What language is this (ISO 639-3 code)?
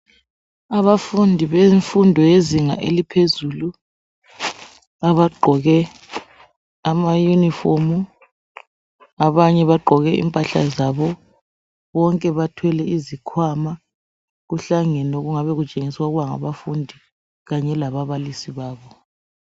nde